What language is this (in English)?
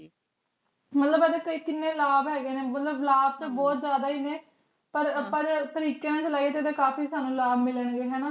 Punjabi